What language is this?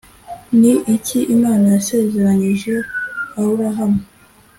Kinyarwanda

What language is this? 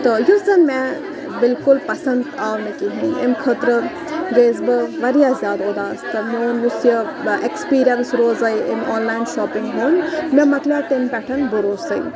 Kashmiri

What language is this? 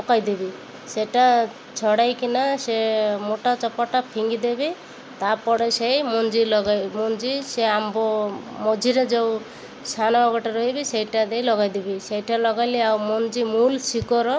Odia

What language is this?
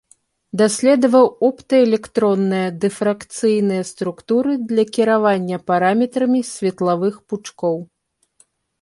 Belarusian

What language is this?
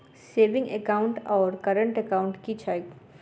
Maithili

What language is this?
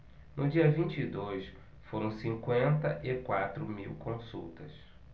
Portuguese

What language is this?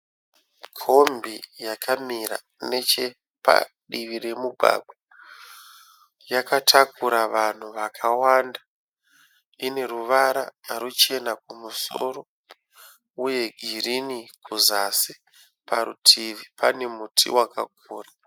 Shona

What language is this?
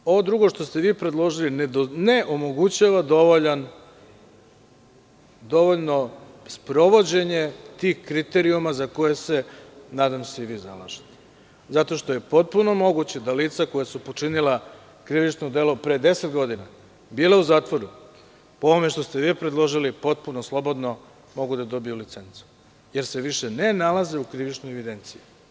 Serbian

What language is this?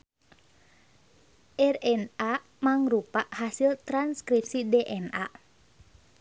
Sundanese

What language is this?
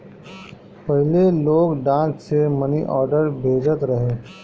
Bhojpuri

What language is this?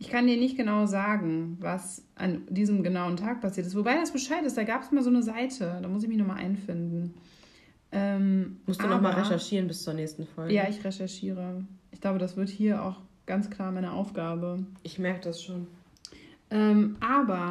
German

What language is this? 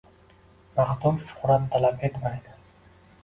Uzbek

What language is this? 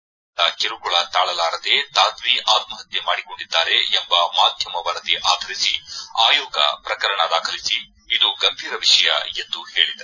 Kannada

